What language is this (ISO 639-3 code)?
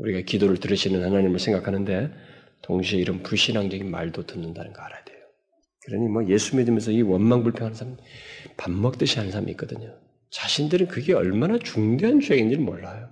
kor